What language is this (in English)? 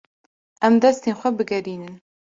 Kurdish